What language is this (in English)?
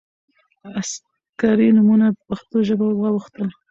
Pashto